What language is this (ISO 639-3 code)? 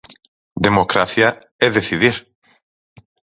glg